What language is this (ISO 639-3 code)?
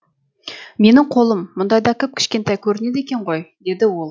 kaz